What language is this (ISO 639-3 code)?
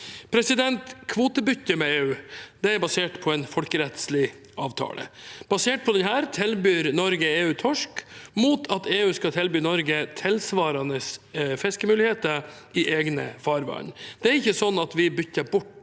nor